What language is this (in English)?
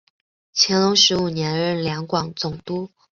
Chinese